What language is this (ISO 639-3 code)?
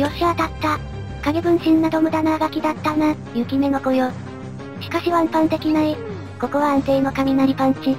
jpn